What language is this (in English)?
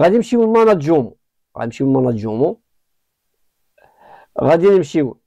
Arabic